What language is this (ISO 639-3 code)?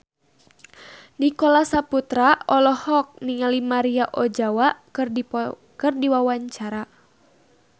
sun